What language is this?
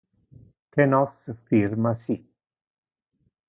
Interlingua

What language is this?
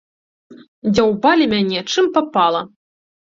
Belarusian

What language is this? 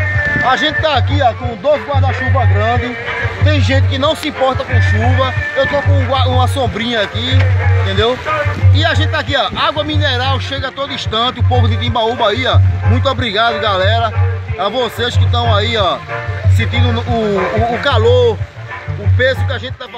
Portuguese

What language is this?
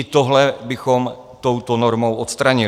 Czech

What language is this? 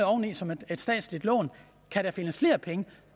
Danish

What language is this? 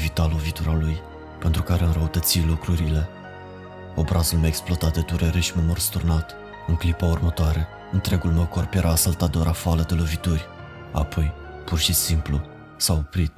Romanian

